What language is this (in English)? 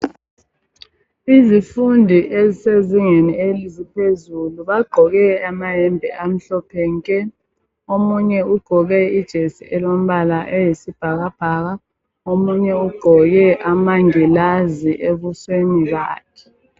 North Ndebele